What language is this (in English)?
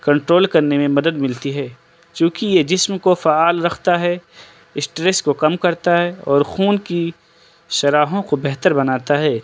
Urdu